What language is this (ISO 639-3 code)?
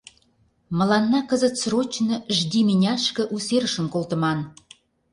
chm